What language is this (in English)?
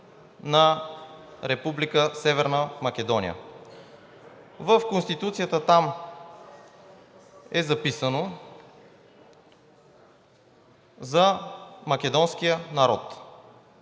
Bulgarian